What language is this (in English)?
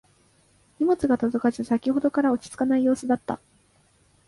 Japanese